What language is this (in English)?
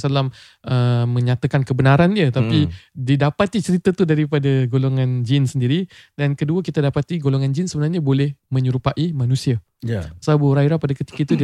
Malay